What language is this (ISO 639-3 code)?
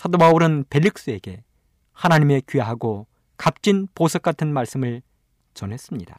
kor